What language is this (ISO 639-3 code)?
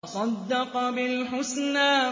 ara